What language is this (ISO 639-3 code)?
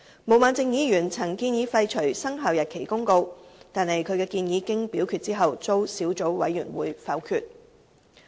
yue